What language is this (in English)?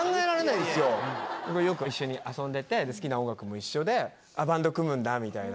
Japanese